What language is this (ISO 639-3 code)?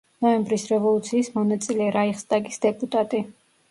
kat